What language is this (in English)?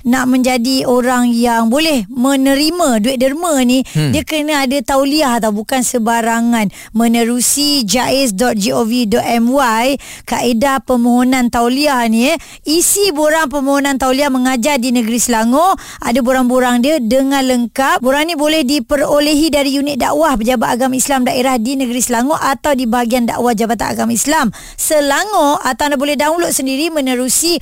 Malay